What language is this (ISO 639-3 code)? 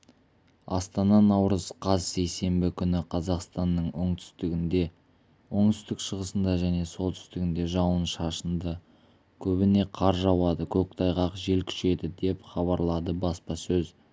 kaz